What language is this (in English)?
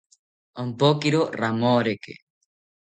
South Ucayali Ashéninka